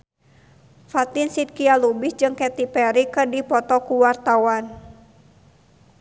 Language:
Sundanese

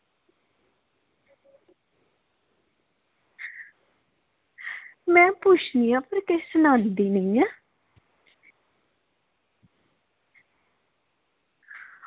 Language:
Dogri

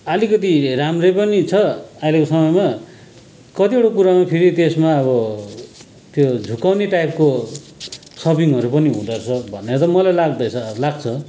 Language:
Nepali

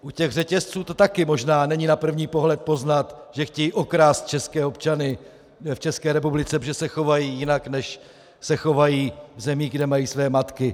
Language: Czech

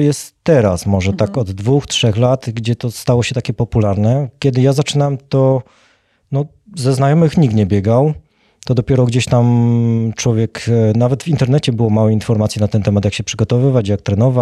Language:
Polish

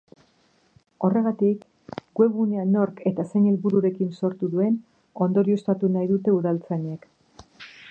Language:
Basque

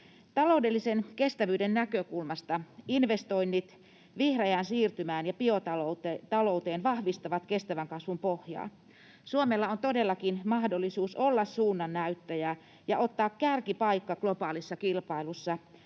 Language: Finnish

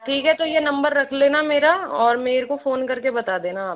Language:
Hindi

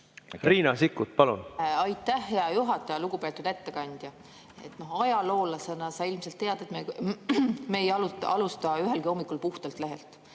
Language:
Estonian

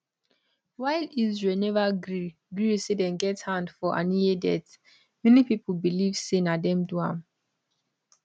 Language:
Nigerian Pidgin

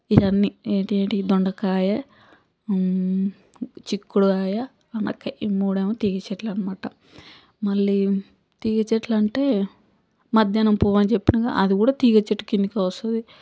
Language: Telugu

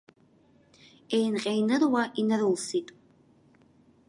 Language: Abkhazian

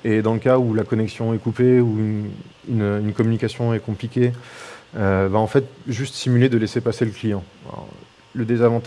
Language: French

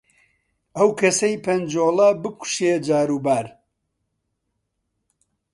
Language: Central Kurdish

